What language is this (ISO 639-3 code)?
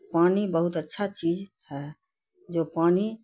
urd